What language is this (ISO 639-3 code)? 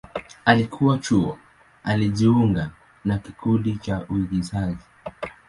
swa